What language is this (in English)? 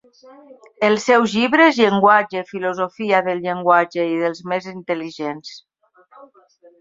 Catalan